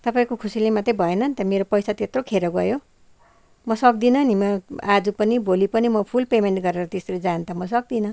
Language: Nepali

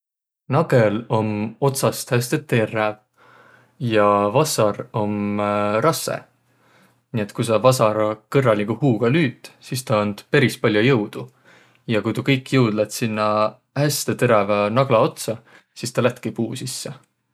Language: Võro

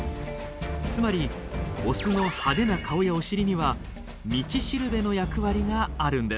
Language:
Japanese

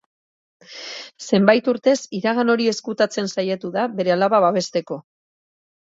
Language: Basque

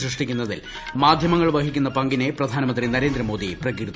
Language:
Malayalam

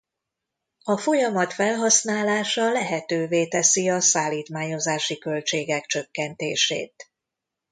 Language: Hungarian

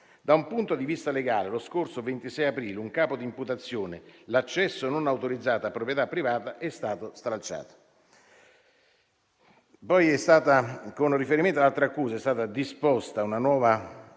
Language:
Italian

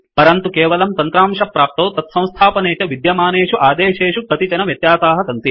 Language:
Sanskrit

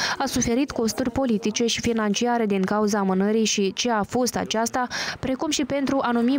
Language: Romanian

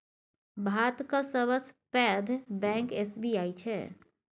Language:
Maithili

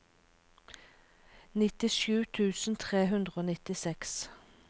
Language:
Norwegian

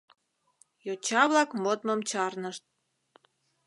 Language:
Mari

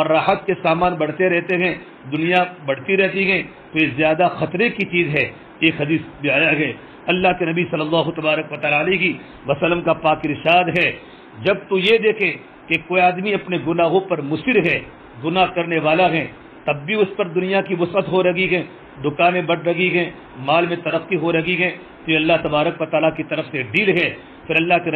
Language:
Arabic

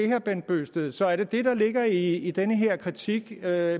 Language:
Danish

